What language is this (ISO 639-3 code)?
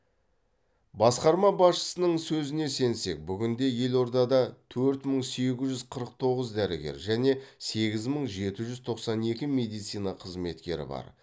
kaz